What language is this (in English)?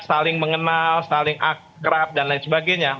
Indonesian